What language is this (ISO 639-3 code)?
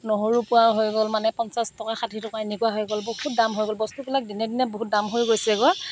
asm